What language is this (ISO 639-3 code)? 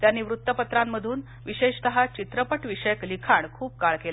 mar